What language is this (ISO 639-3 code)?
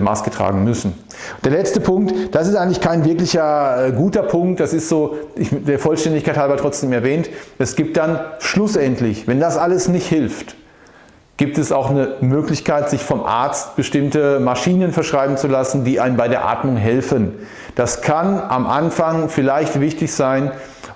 deu